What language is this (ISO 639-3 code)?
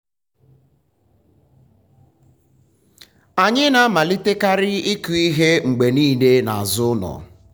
ibo